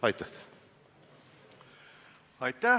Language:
Estonian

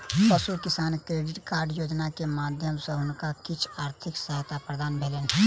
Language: Maithili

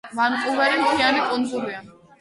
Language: Georgian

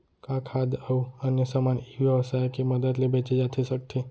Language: Chhattisgarhi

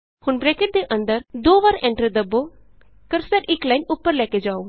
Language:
Punjabi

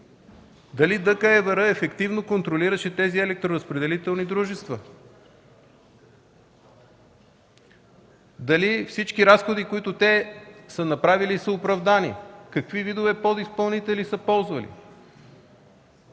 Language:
Bulgarian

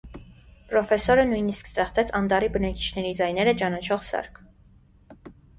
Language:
Armenian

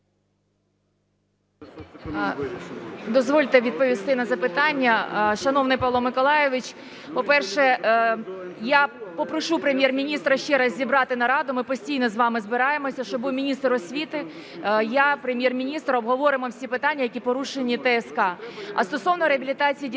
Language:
Ukrainian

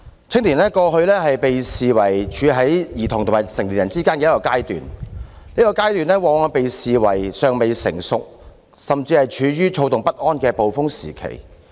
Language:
Cantonese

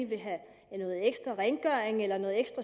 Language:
Danish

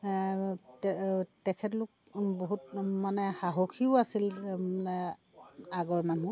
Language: Assamese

